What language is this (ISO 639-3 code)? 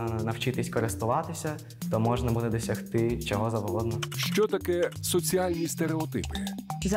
ukr